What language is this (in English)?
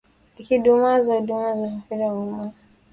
Swahili